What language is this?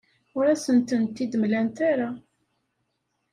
Kabyle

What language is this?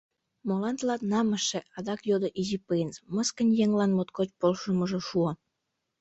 Mari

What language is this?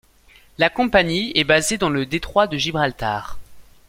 French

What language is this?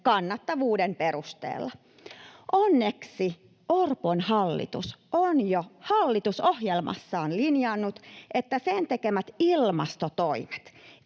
Finnish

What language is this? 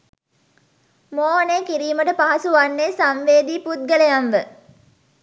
Sinhala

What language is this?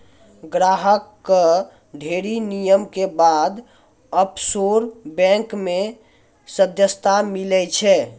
Maithili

